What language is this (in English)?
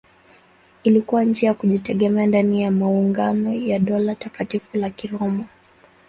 Swahili